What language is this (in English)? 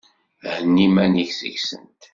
Kabyle